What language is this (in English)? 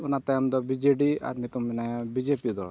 Santali